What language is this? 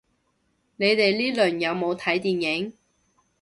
Cantonese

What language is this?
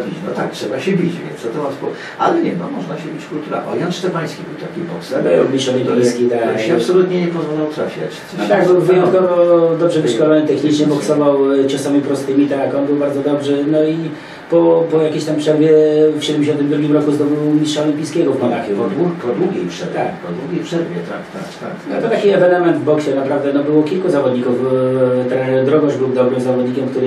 Polish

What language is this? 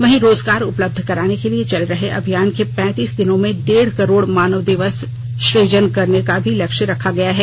Hindi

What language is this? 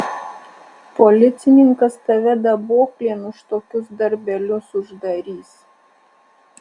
Lithuanian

